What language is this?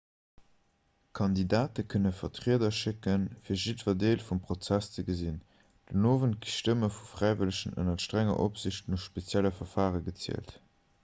Luxembourgish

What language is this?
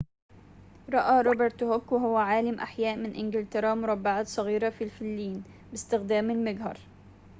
Arabic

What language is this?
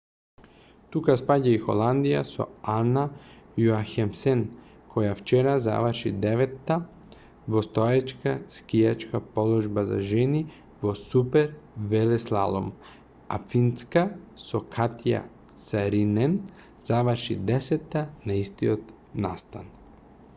Macedonian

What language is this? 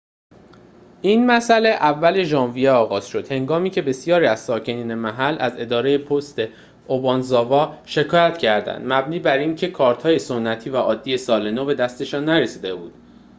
Persian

